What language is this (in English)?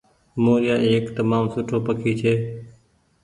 Goaria